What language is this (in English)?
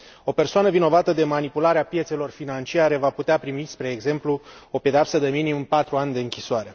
Romanian